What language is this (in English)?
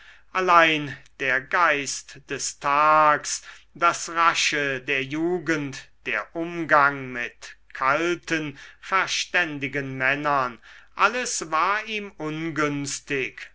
German